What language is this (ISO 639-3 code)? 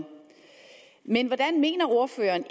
dan